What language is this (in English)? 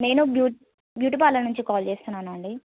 Telugu